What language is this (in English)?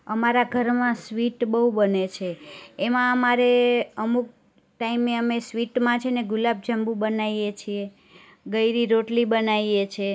Gujarati